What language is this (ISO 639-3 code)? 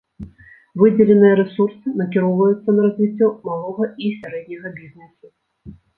bel